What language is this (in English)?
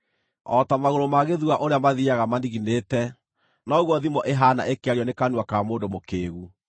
Kikuyu